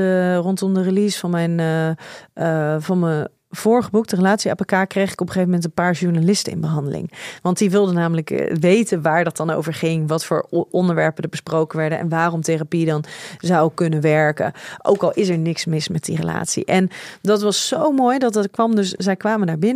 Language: Dutch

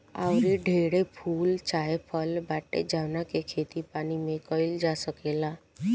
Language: Bhojpuri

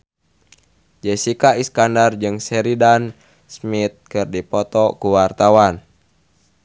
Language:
Sundanese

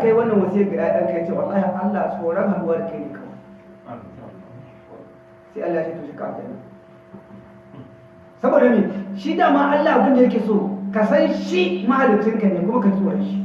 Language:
Hausa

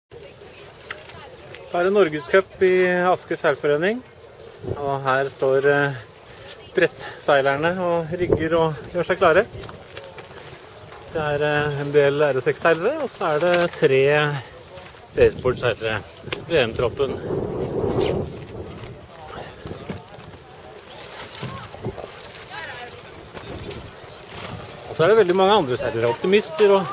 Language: Norwegian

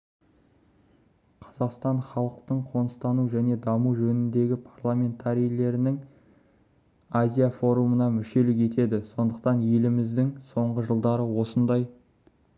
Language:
Kazakh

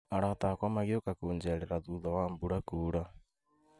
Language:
Kikuyu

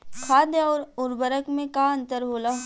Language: Bhojpuri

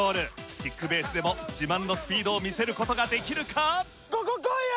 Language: Japanese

